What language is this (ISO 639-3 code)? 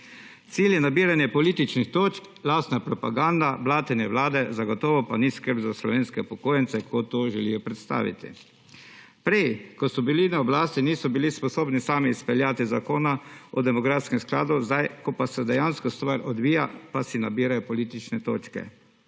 slv